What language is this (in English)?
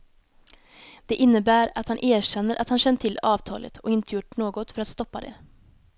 Swedish